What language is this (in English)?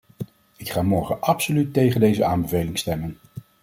Dutch